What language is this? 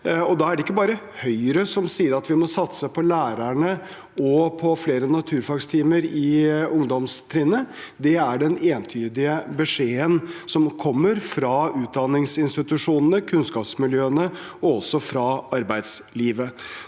Norwegian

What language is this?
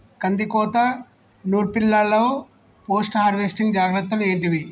Telugu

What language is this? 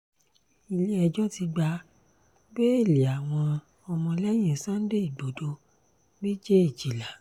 Yoruba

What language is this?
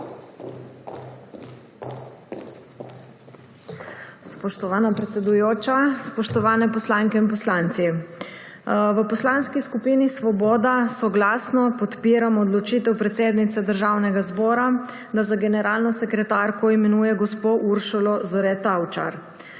Slovenian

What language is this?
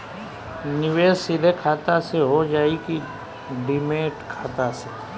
Bhojpuri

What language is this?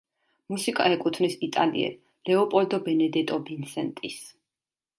Georgian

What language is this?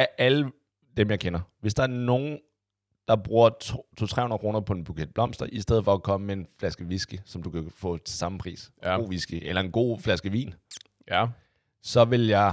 Danish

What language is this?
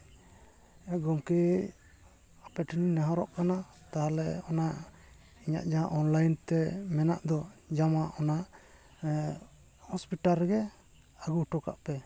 Santali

